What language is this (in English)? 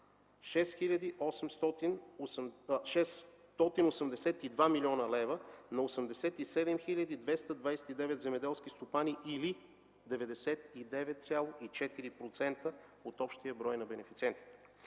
Bulgarian